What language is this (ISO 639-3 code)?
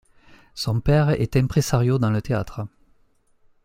fra